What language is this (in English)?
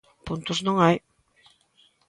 Galician